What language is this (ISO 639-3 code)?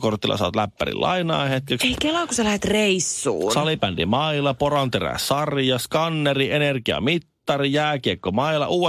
fin